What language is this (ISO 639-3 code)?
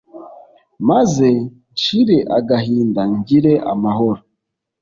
kin